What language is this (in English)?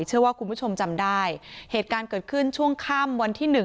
Thai